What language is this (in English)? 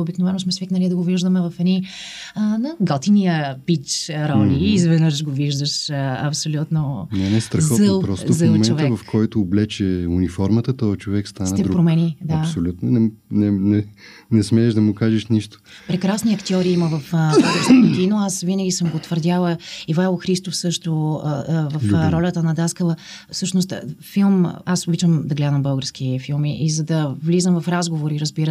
Bulgarian